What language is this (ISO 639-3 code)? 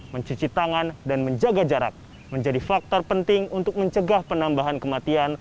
ind